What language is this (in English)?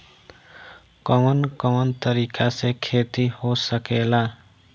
Bhojpuri